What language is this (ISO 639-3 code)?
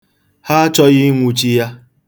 ibo